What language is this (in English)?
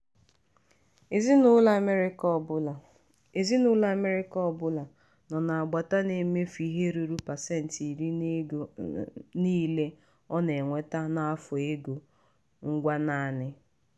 Igbo